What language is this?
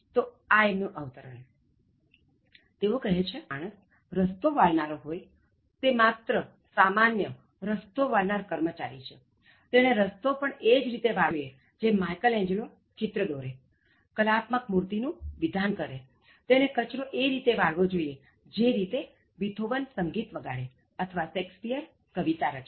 Gujarati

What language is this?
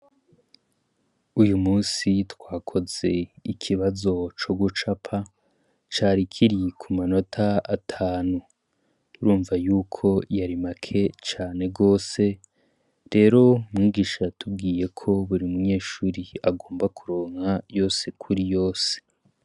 Rundi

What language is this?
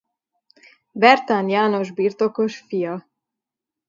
Hungarian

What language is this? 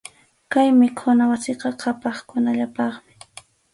Arequipa-La Unión Quechua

